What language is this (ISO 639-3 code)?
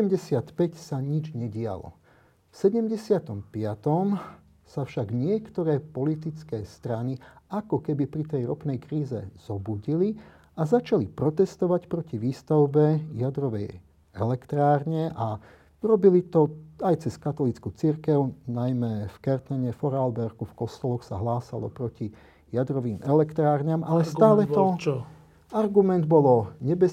slk